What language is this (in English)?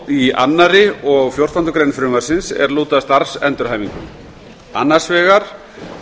Icelandic